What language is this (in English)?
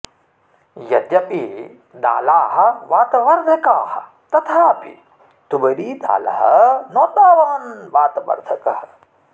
Sanskrit